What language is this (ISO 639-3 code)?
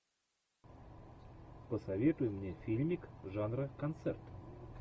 rus